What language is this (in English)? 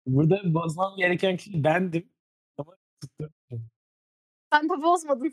Turkish